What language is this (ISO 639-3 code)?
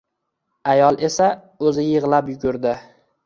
uzb